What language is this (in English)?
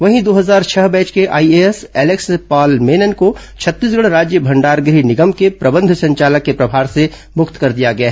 Hindi